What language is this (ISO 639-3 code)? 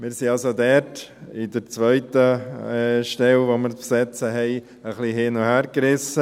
gsw